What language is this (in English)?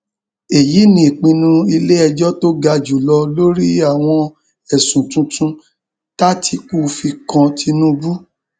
Yoruba